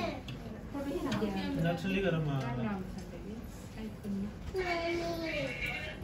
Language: Indonesian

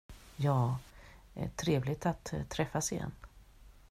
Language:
Swedish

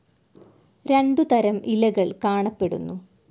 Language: Malayalam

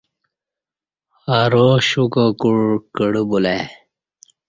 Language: Kati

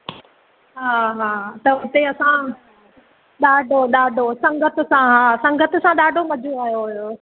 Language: Sindhi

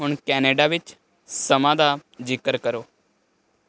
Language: Punjabi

